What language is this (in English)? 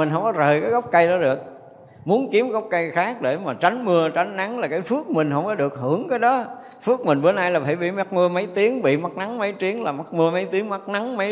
Vietnamese